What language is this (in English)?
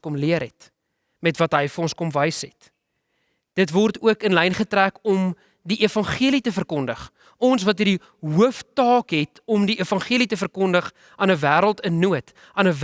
Dutch